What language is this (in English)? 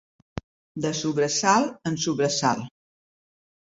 Catalan